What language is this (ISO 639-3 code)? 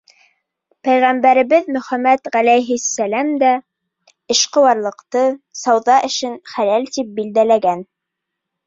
bak